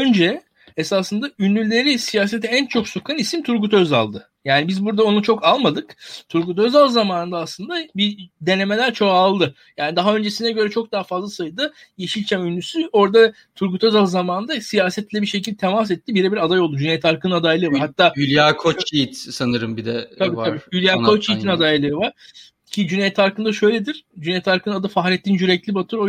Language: Turkish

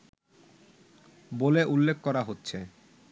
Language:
Bangla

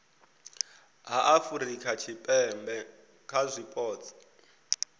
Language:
Venda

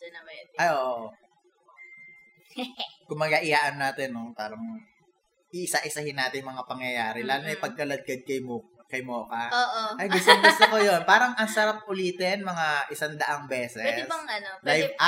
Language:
Filipino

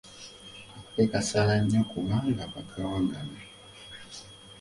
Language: Ganda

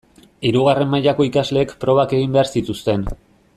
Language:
Basque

